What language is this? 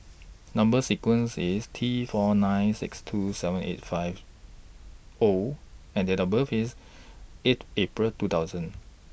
English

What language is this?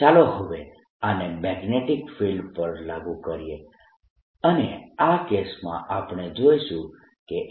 Gujarati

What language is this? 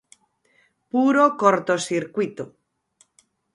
Galician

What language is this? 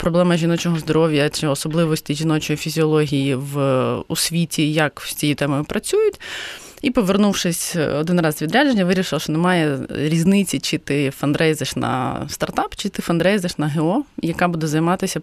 Ukrainian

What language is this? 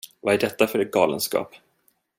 Swedish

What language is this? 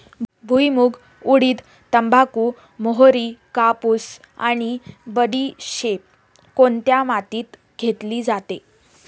Marathi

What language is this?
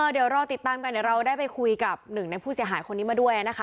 Thai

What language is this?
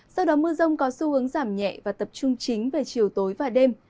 Vietnamese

